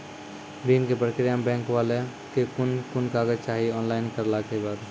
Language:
Maithili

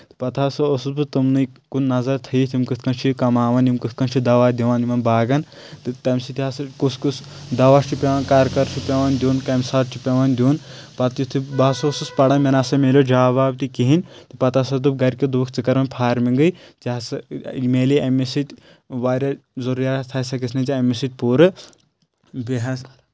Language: Kashmiri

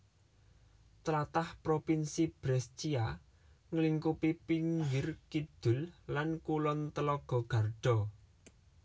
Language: Javanese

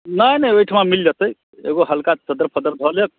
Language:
Maithili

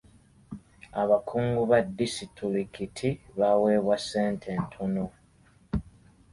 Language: Ganda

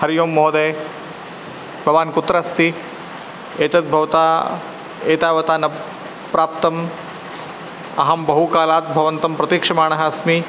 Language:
Sanskrit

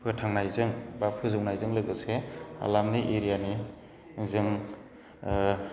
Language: Bodo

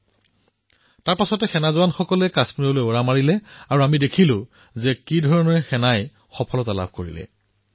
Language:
Assamese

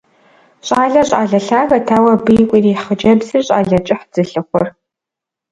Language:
Kabardian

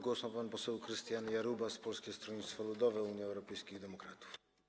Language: Polish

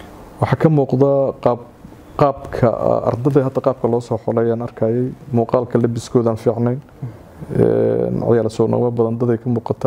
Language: Arabic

